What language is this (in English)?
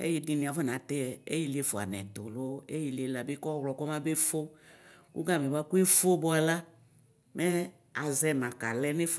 Ikposo